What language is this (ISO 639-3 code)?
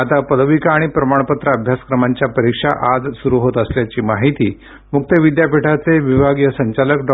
mar